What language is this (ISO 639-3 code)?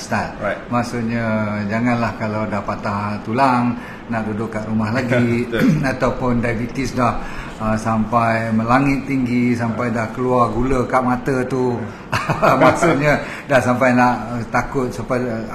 msa